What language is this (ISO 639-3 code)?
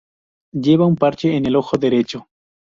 spa